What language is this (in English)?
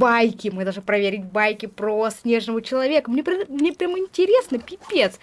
Russian